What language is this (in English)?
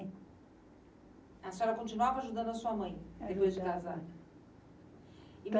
Portuguese